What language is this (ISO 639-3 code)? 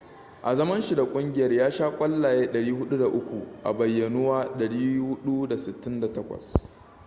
hau